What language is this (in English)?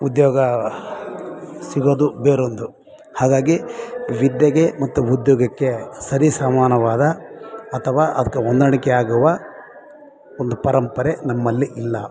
Kannada